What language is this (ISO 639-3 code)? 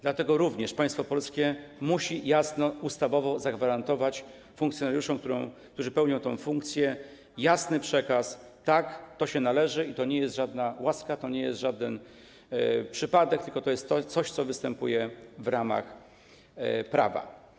pol